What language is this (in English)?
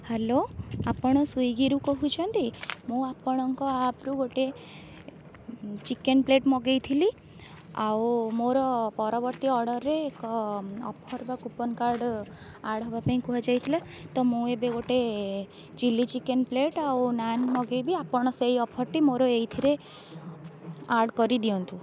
Odia